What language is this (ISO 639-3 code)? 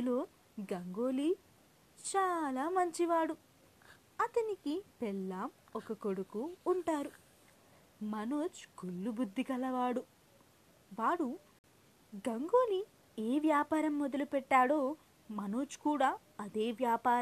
tel